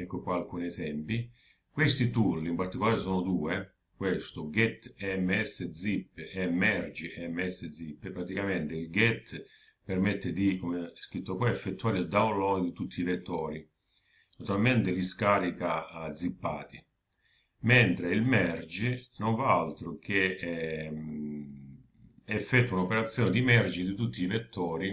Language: Italian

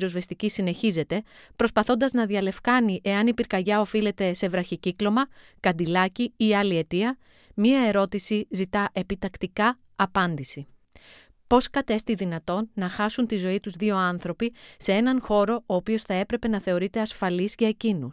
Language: Greek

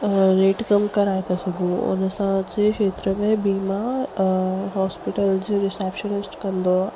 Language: Sindhi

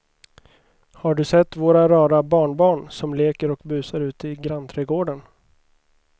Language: Swedish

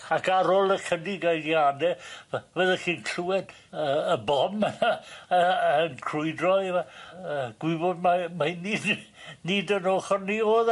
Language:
Welsh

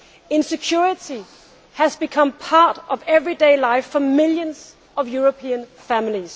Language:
English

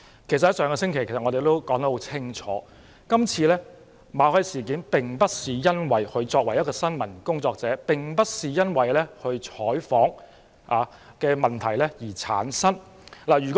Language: Cantonese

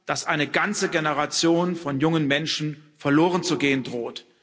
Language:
German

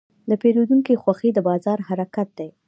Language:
Pashto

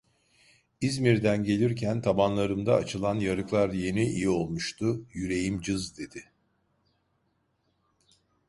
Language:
Turkish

